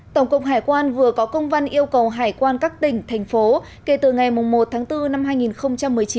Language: Vietnamese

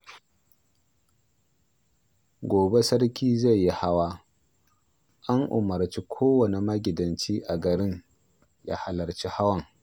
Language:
Hausa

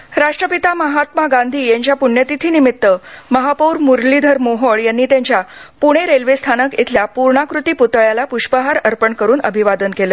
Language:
Marathi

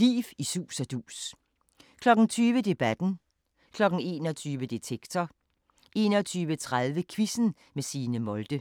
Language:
Danish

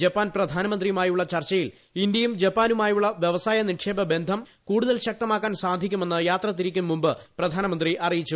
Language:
Malayalam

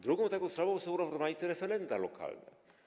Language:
Polish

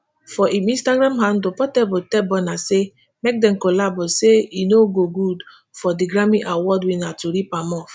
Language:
Nigerian Pidgin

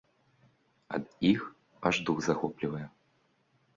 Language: Belarusian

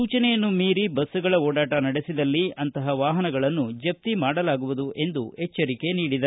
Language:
Kannada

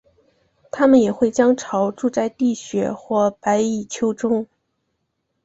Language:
Chinese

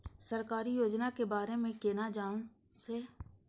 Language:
Maithili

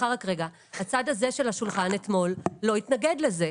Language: Hebrew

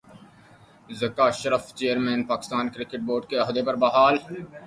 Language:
Urdu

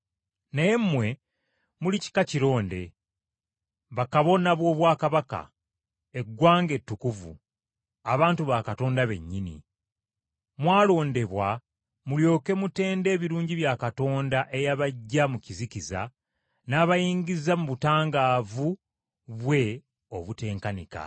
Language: Ganda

